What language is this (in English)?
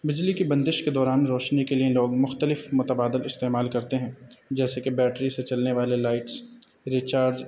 Urdu